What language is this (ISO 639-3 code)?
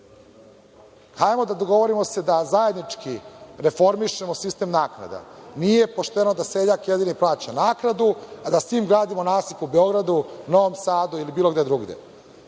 srp